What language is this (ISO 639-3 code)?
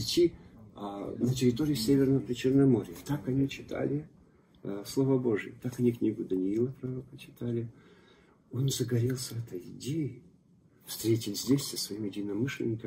rus